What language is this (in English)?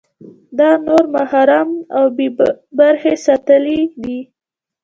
Pashto